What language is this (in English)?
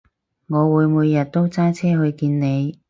Cantonese